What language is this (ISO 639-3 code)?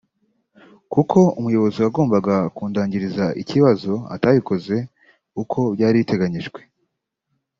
kin